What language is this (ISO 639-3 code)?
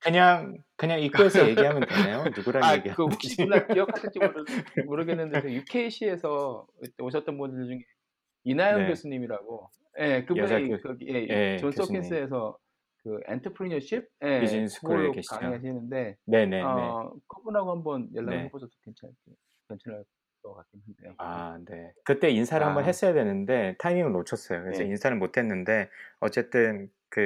kor